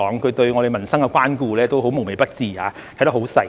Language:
Cantonese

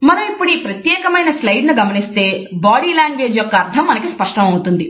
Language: Telugu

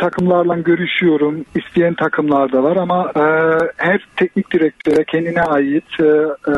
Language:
Turkish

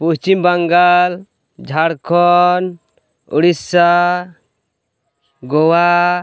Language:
Santali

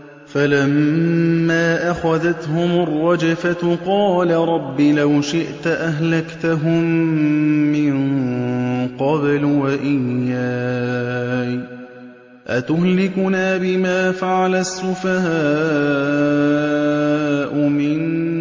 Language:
Arabic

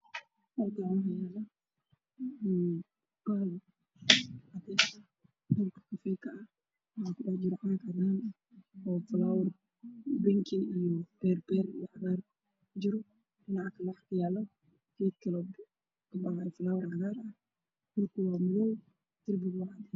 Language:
Somali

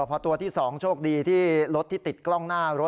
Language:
Thai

